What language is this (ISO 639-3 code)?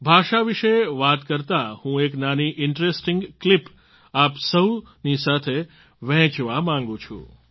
guj